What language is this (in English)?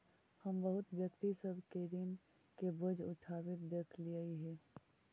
Magahi